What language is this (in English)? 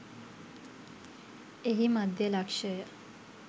Sinhala